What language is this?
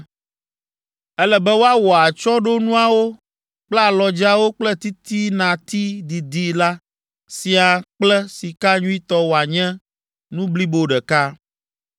Ewe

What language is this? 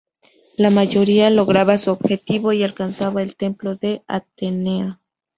Spanish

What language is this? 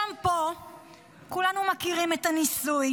Hebrew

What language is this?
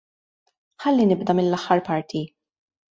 Maltese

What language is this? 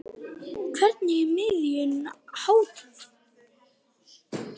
Icelandic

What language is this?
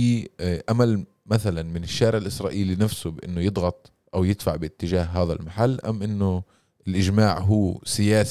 Arabic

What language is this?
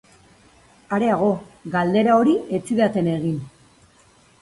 Basque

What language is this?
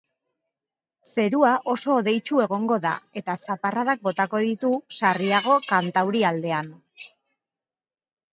Basque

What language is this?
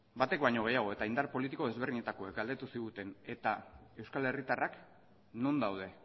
Basque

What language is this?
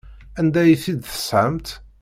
Kabyle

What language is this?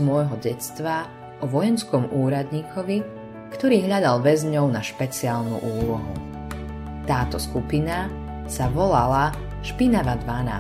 Slovak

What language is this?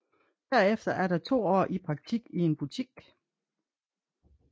Danish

